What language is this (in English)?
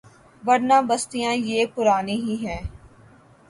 Urdu